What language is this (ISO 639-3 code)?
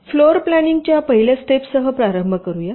mar